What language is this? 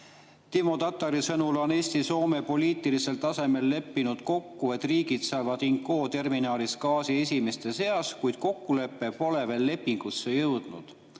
Estonian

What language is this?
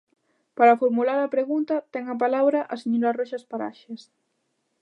Galician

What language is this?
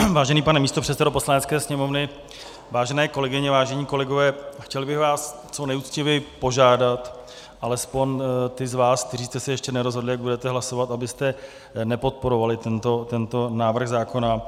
Czech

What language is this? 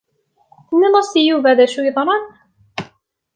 Kabyle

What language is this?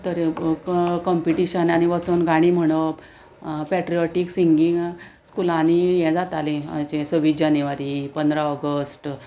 Konkani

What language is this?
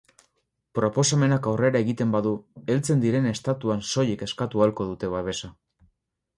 Basque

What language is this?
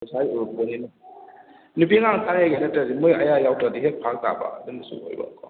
Manipuri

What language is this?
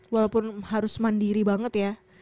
Indonesian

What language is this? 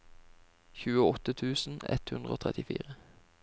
Norwegian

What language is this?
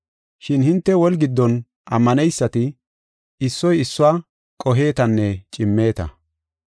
Gofa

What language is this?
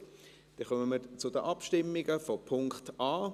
Swiss German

